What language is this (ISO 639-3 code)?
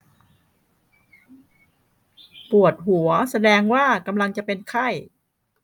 tha